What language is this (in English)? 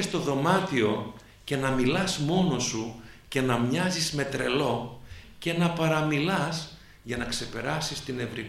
Greek